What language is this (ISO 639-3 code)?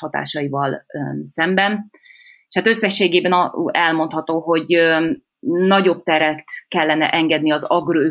hun